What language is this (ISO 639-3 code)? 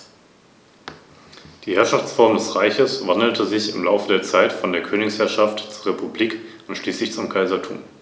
deu